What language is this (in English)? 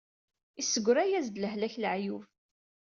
Kabyle